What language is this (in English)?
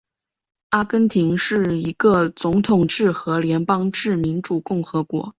Chinese